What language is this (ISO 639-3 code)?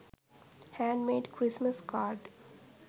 sin